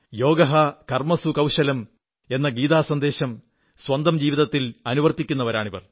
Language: Malayalam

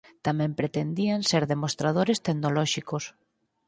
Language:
Galician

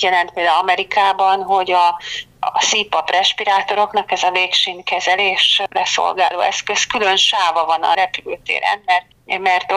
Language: Hungarian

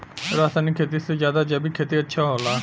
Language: Bhojpuri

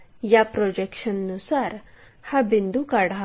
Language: Marathi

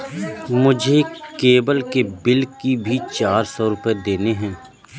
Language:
Hindi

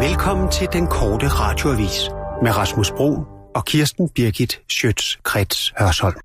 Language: Danish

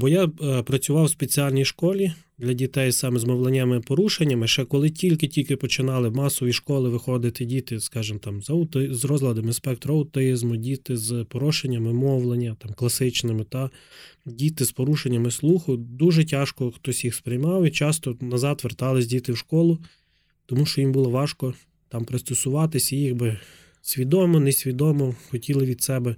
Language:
Ukrainian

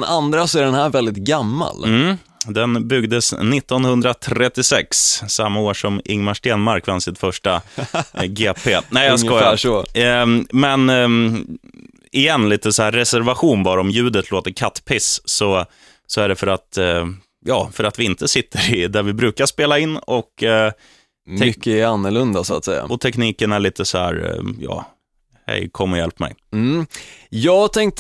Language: Swedish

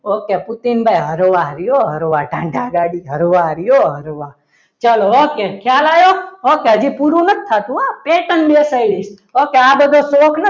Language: Gujarati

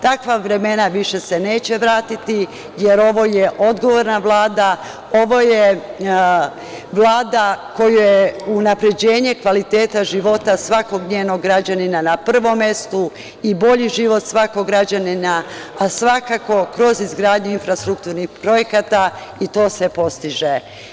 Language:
Serbian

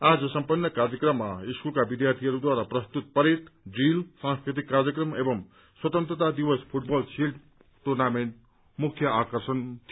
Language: Nepali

